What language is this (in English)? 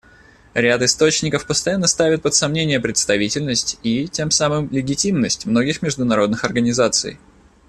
Russian